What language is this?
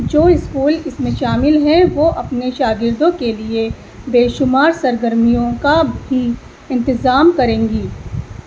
Urdu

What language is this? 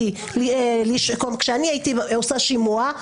Hebrew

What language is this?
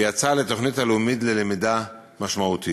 Hebrew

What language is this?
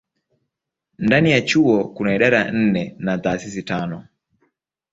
Swahili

